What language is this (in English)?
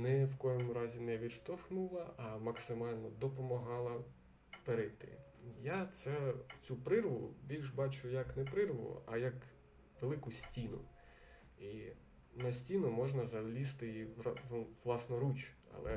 Ukrainian